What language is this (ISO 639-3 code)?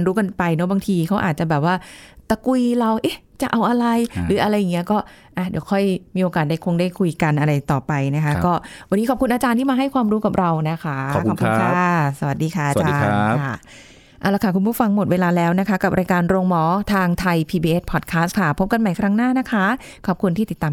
tha